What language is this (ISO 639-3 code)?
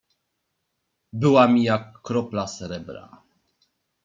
pol